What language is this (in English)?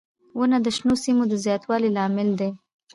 Pashto